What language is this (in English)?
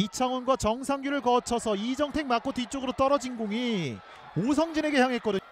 Korean